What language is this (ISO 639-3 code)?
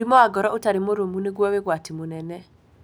kik